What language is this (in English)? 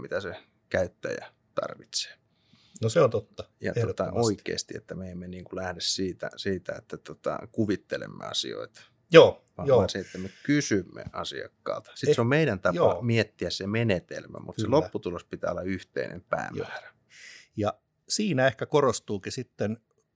Finnish